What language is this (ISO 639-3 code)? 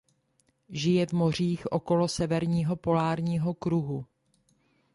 ces